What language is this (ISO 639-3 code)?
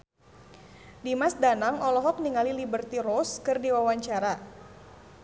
sun